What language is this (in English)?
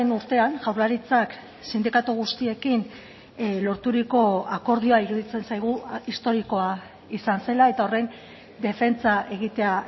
Basque